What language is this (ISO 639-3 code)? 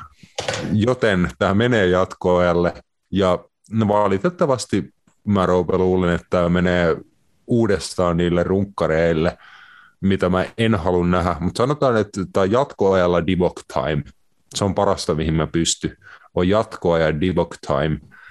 fin